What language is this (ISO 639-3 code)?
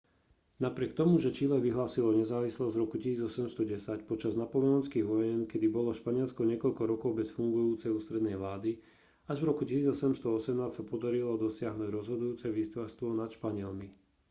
slk